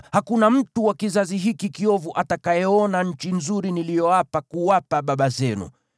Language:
Swahili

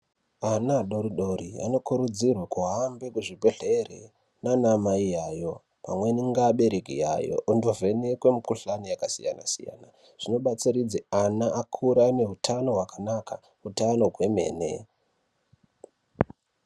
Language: Ndau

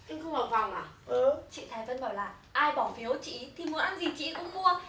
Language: Vietnamese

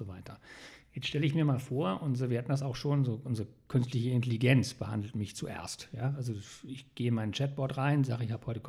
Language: German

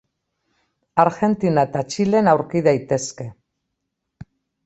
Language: Basque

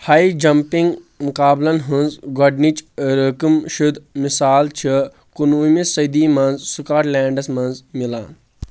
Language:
Kashmiri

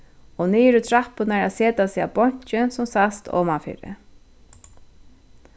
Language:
Faroese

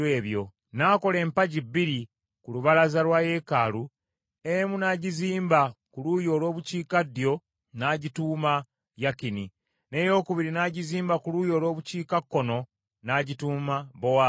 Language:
Ganda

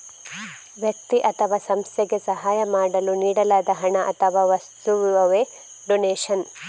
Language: Kannada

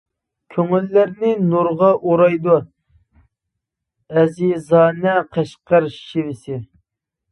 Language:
Uyghur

